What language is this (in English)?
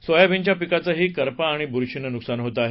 Marathi